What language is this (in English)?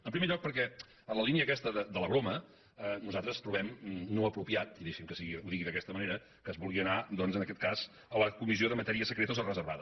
Catalan